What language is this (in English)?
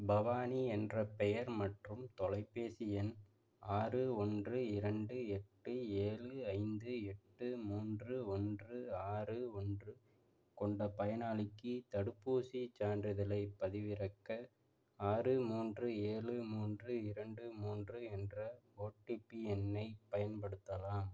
Tamil